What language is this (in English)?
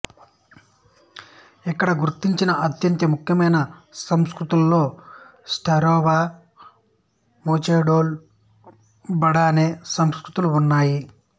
Telugu